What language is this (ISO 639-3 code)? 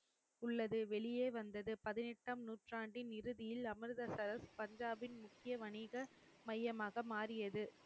tam